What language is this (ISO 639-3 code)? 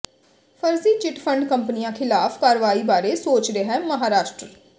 pan